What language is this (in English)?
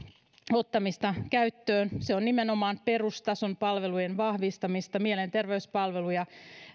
Finnish